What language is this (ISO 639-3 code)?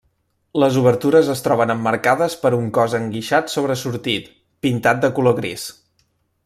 cat